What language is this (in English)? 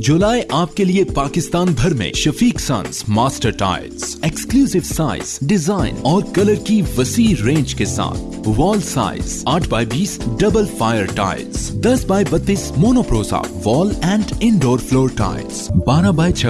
Hindi